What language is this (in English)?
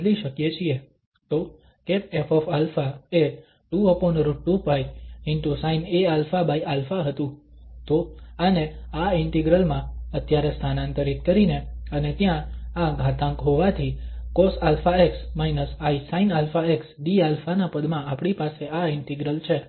Gujarati